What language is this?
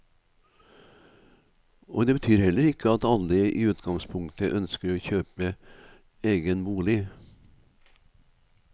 Norwegian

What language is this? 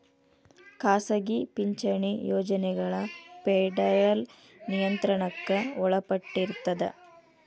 Kannada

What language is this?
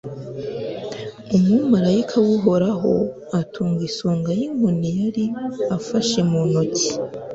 Kinyarwanda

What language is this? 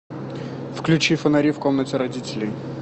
Russian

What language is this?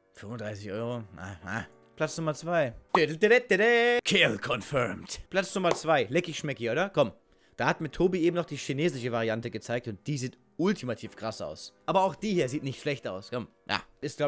German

